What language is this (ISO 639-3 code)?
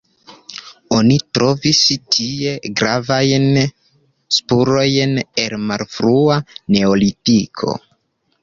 epo